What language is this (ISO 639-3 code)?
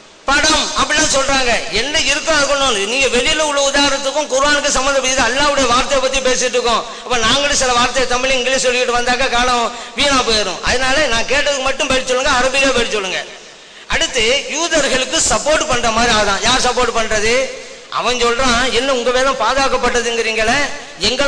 ara